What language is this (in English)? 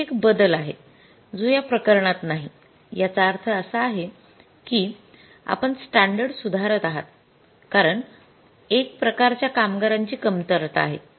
Marathi